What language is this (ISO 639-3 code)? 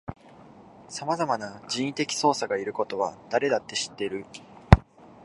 jpn